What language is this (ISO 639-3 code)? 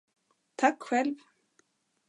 swe